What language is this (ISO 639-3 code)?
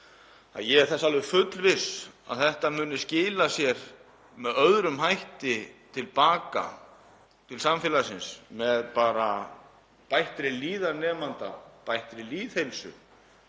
isl